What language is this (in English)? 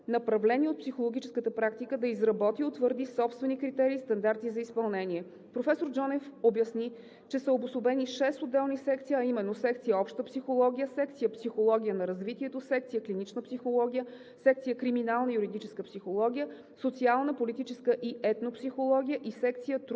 Bulgarian